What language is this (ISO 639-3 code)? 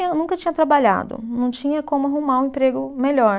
por